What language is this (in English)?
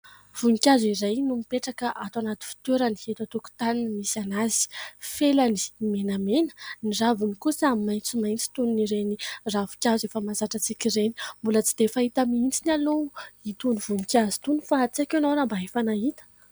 Malagasy